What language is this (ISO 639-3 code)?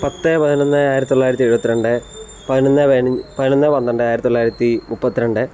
mal